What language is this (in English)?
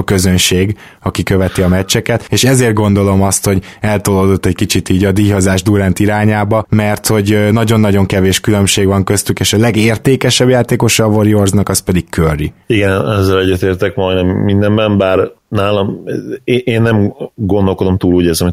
Hungarian